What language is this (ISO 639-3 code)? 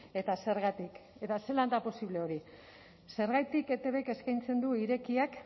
eus